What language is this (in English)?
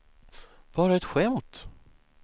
Swedish